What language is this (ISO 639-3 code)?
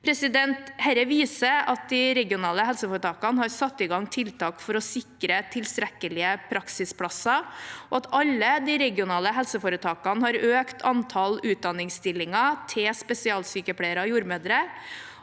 nor